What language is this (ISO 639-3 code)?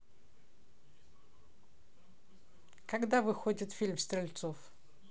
rus